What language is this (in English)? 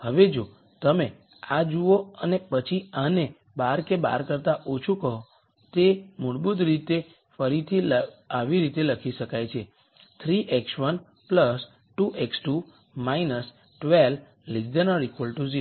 Gujarati